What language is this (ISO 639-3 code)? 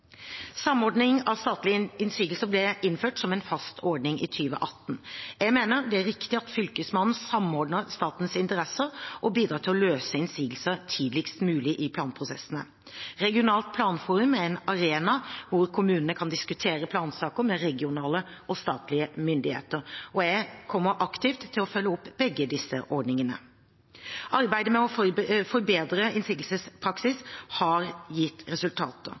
nob